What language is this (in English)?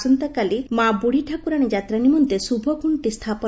Odia